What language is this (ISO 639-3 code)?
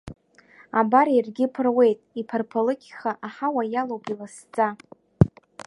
abk